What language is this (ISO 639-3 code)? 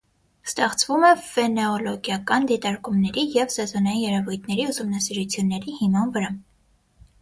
hye